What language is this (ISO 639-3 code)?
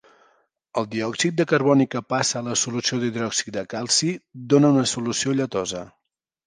cat